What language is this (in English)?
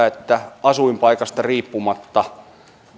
Finnish